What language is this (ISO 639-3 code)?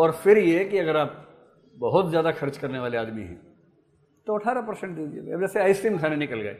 hin